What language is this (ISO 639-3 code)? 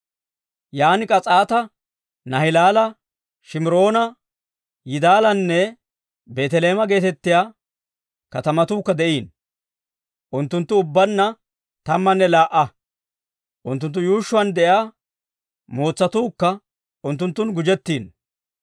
dwr